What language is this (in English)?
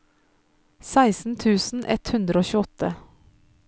Norwegian